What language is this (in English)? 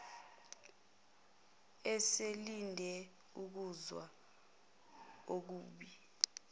Zulu